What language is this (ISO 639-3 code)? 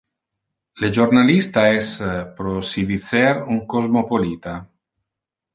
ina